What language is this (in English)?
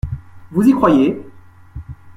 French